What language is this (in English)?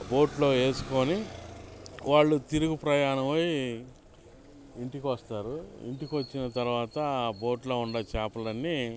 Telugu